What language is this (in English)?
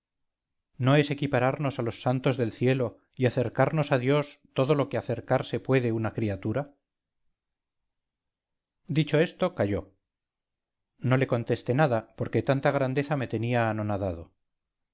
Spanish